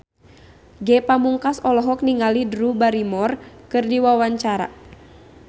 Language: Sundanese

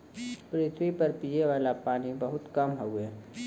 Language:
Bhojpuri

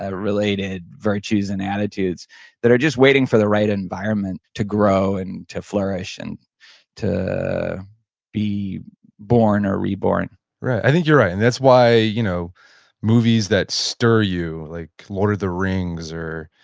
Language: English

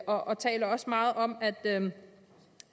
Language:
Danish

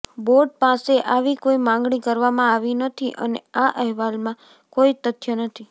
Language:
Gujarati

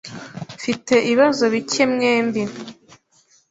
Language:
Kinyarwanda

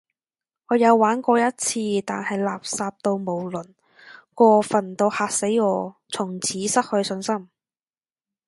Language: Cantonese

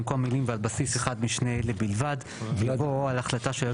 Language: Hebrew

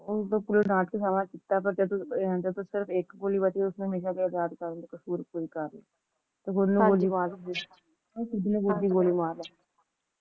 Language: Punjabi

